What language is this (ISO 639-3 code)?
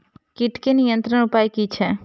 mai